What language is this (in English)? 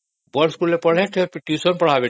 Odia